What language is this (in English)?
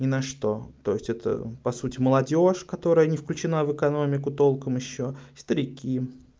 Russian